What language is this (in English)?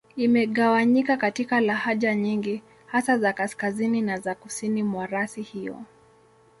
Swahili